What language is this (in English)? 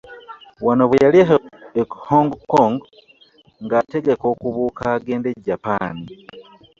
Ganda